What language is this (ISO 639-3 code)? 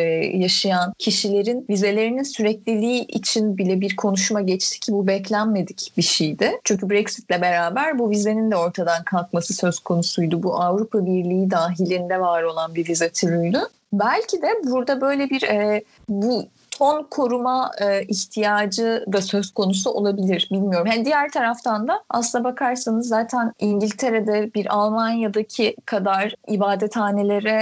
tur